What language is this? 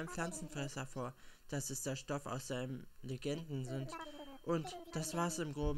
German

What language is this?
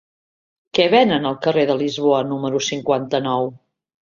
Catalan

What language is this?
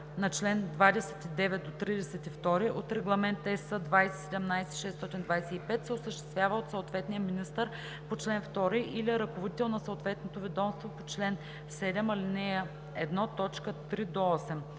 Bulgarian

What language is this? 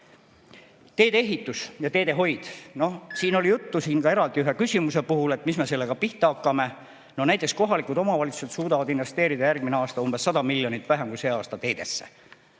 Estonian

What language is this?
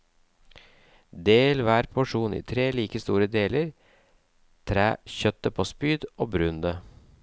Norwegian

